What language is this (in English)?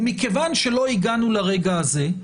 Hebrew